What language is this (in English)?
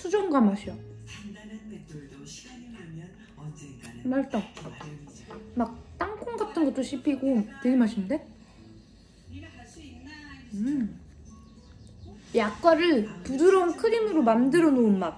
Korean